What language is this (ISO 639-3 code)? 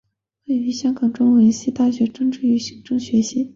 zho